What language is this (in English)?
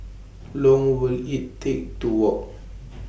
English